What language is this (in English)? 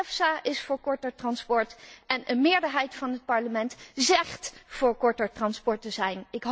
Dutch